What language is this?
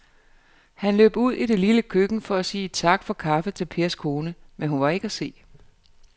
Danish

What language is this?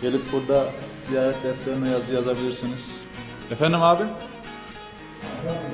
Turkish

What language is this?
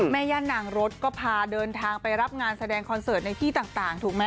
Thai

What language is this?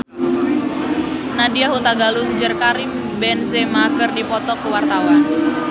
Sundanese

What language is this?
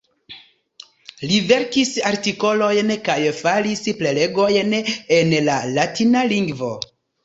Esperanto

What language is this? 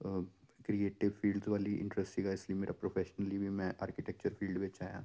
Punjabi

